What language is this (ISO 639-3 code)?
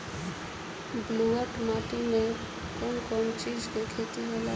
bho